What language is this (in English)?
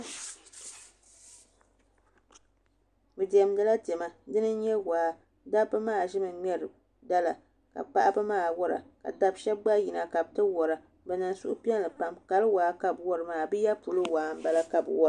Dagbani